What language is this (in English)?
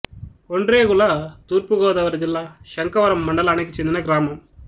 Telugu